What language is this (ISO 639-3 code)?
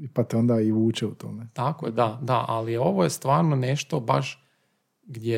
hrv